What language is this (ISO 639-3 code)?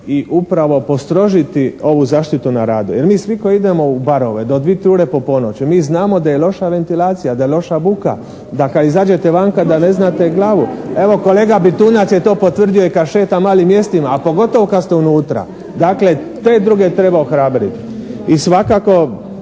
hrv